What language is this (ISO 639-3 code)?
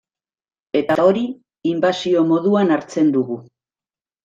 eus